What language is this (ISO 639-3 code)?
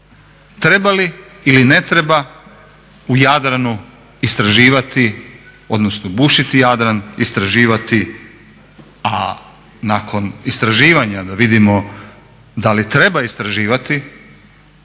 hrv